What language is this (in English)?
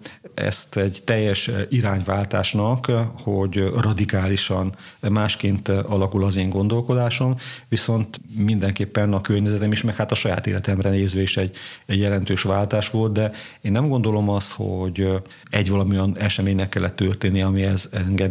Hungarian